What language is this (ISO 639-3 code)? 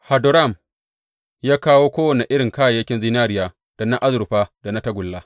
hau